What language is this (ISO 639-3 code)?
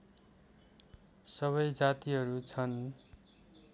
nep